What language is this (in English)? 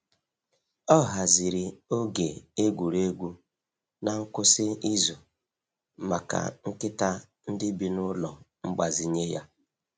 Igbo